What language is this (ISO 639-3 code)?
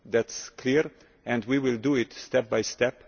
eng